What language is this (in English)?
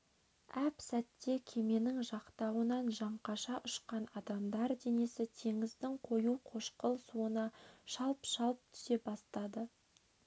Kazakh